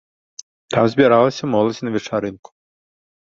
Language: Belarusian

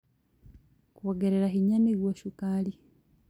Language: Kikuyu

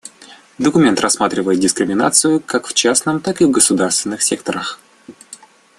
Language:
Russian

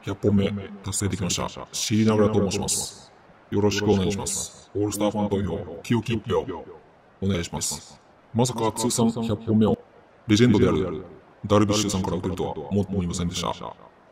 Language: Japanese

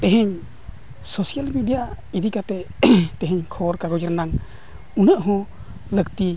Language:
Santali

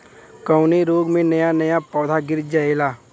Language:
Bhojpuri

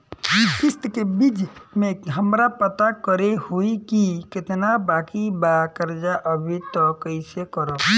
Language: Bhojpuri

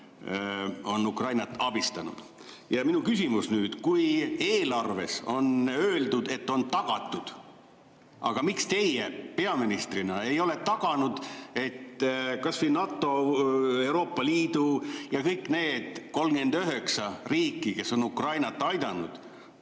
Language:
Estonian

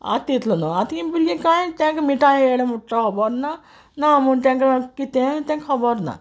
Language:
Konkani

